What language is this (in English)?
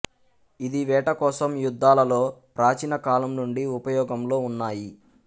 Telugu